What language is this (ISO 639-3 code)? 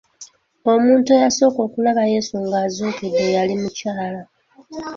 lug